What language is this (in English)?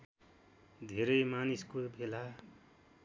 Nepali